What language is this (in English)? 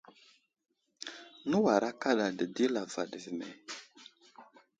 Wuzlam